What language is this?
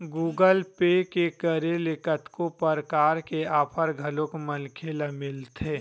Chhattisgarhi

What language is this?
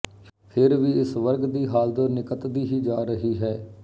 Punjabi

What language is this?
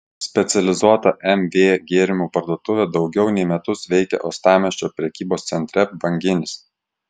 Lithuanian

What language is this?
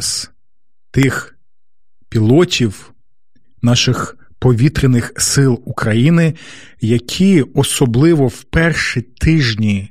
Ukrainian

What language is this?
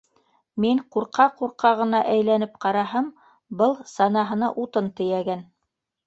Bashkir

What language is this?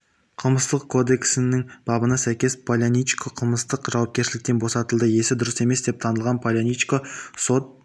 Kazakh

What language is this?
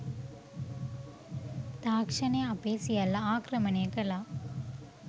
Sinhala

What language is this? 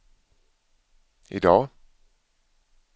Swedish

